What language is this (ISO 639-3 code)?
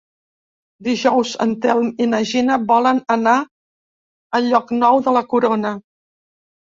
cat